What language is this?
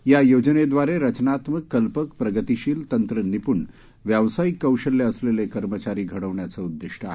Marathi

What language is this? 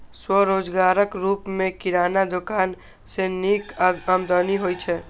Maithili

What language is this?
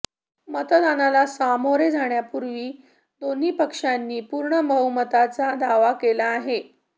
Marathi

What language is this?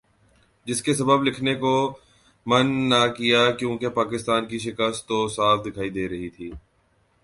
Urdu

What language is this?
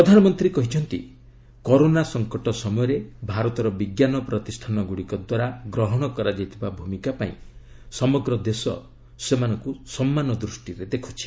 Odia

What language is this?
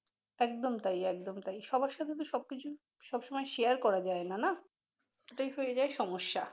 Bangla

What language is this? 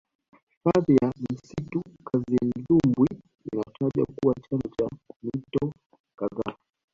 Swahili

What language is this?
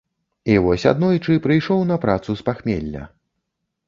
Belarusian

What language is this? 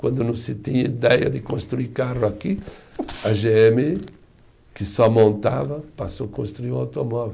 Portuguese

